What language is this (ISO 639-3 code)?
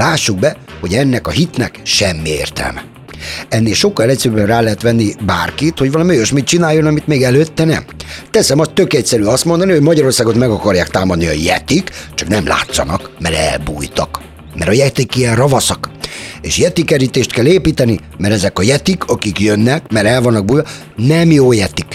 hun